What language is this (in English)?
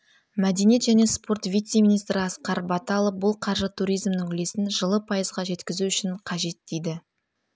Kazakh